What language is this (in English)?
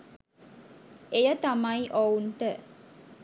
Sinhala